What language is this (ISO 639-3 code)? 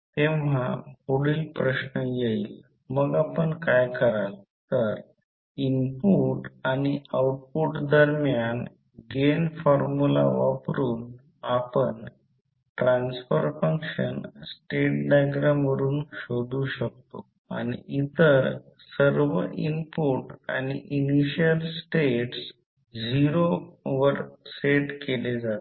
mar